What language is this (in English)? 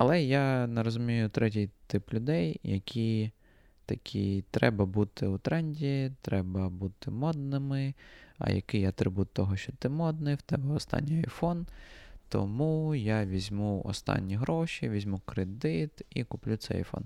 Ukrainian